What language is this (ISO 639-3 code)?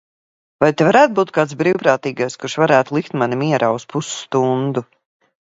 lav